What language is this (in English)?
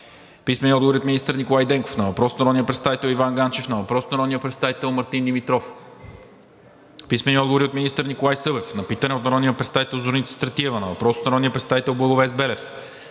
Bulgarian